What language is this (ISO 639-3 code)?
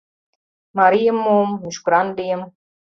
chm